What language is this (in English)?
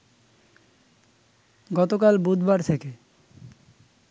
Bangla